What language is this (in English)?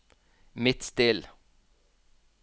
Norwegian